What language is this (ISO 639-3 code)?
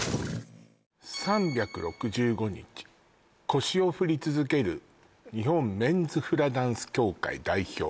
jpn